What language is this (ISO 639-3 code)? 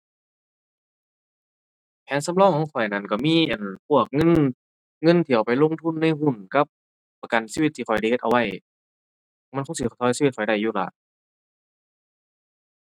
tha